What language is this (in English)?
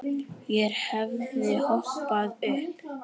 Icelandic